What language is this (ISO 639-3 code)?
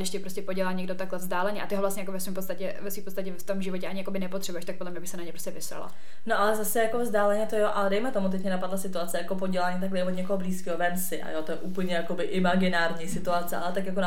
ces